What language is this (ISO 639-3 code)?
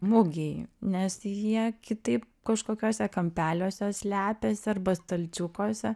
lit